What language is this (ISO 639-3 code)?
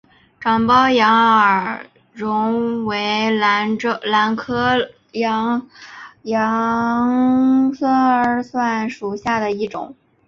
zho